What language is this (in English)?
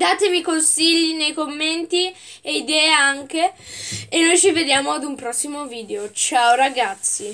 Italian